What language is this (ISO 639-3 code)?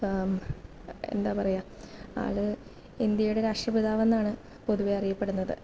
mal